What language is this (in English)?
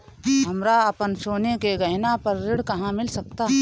Bhojpuri